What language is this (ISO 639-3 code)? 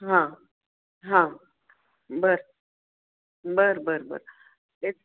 mar